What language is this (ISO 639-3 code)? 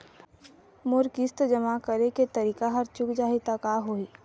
hne